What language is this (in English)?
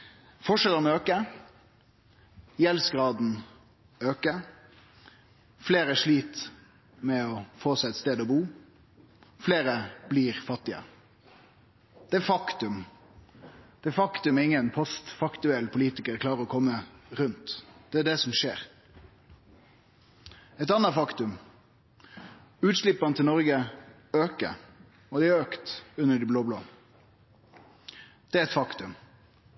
Norwegian Nynorsk